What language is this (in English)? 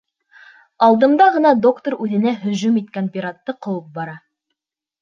Bashkir